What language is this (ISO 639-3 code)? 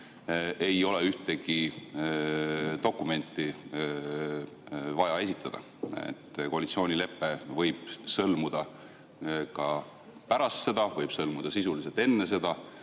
est